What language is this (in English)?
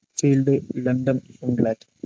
Malayalam